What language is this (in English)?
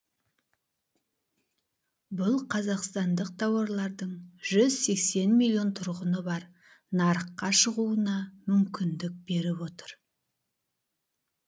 Kazakh